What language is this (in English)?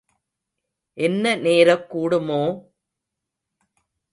Tamil